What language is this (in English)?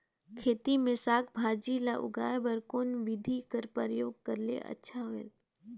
Chhattisgarhi